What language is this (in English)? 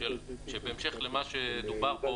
Hebrew